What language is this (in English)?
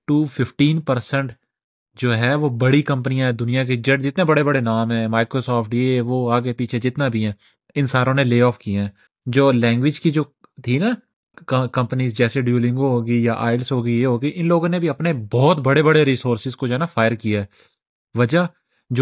Urdu